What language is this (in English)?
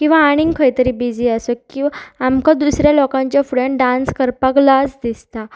Konkani